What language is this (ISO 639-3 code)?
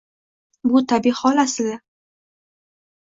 uzb